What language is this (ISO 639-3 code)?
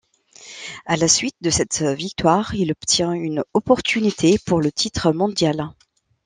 fra